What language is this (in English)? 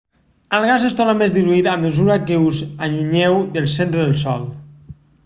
Catalan